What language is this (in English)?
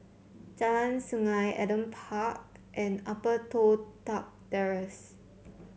English